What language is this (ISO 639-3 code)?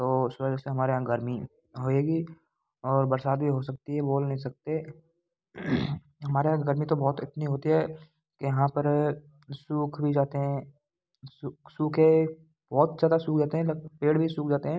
hin